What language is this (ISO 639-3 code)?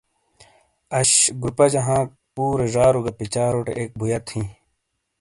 scl